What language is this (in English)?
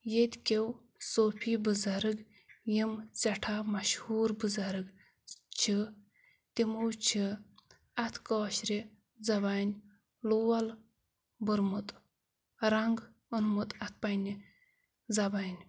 Kashmiri